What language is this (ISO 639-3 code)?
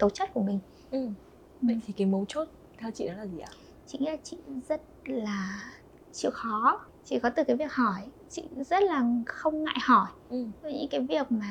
vie